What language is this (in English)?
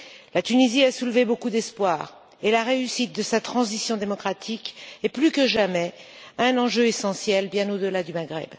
French